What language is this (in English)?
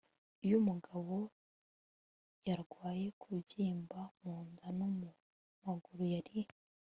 Kinyarwanda